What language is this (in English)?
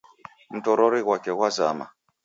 Taita